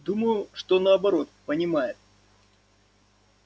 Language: Russian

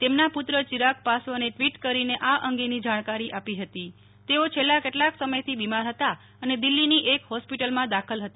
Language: Gujarati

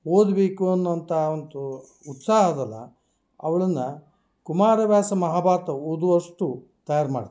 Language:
Kannada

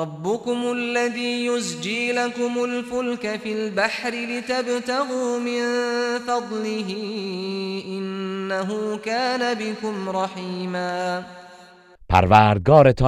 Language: Persian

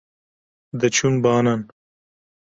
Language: Kurdish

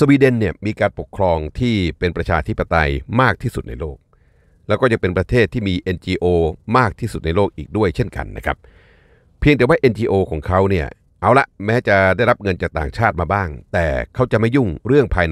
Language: Thai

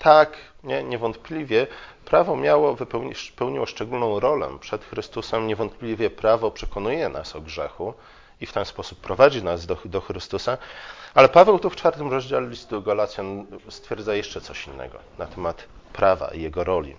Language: Polish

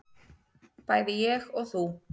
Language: Icelandic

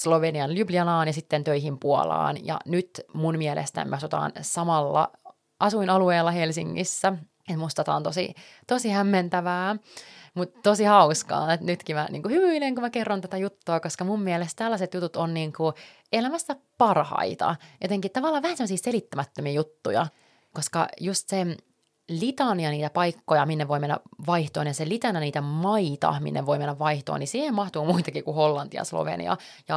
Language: Finnish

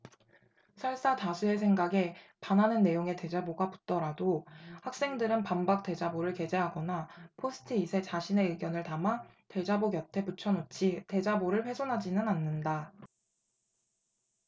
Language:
Korean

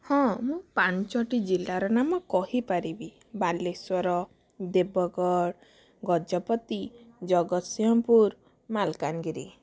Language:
Odia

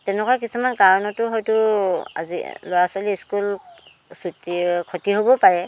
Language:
Assamese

